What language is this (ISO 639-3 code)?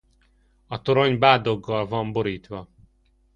hun